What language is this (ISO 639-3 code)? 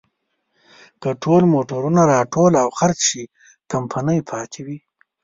pus